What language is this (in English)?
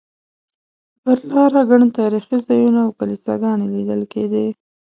Pashto